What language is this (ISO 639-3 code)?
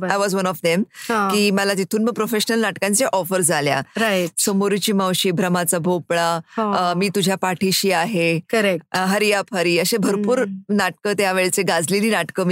mar